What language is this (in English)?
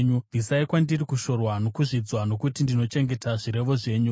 Shona